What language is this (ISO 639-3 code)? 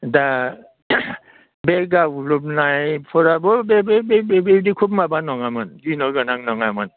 brx